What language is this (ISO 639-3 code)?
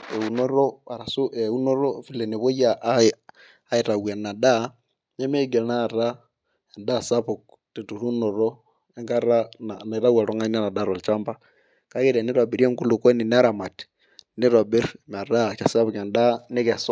mas